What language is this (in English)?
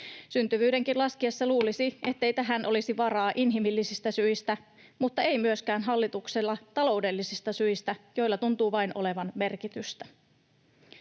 Finnish